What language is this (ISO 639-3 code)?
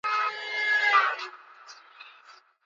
swa